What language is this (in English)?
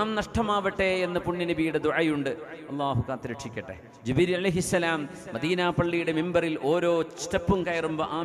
Arabic